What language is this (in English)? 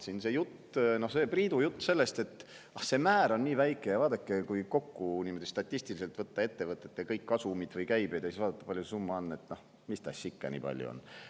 Estonian